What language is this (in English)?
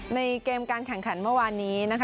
Thai